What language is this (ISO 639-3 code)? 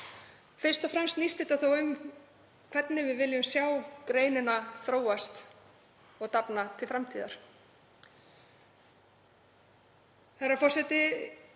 isl